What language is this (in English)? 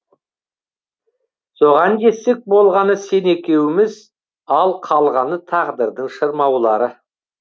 Kazakh